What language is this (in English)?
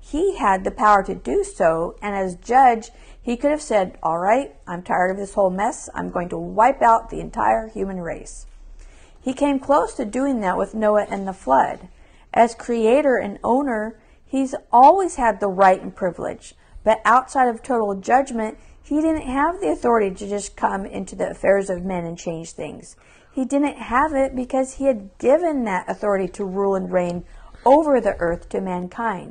English